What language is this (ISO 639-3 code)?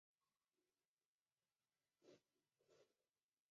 zho